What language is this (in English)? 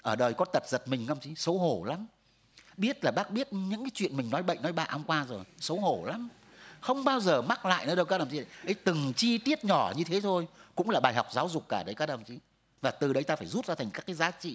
Vietnamese